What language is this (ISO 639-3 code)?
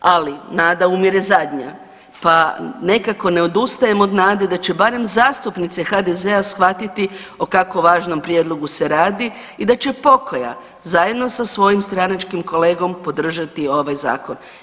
hrv